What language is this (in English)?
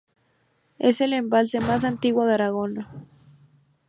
Spanish